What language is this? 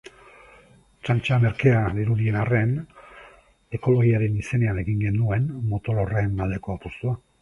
Basque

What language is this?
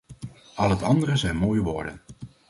Dutch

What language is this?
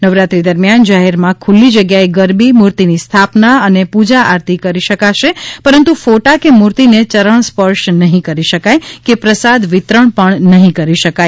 Gujarati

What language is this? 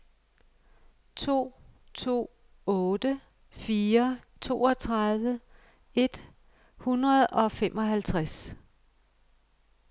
Danish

